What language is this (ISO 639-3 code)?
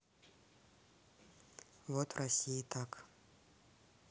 rus